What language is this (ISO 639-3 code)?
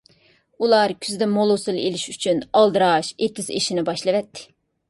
uig